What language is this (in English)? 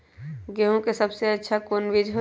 Magahi